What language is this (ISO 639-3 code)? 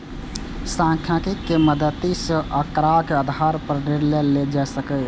mai